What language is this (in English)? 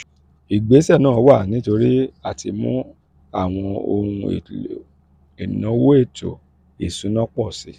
Yoruba